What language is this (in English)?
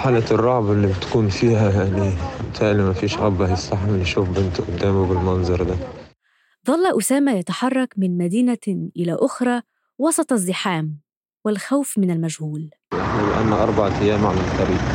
Arabic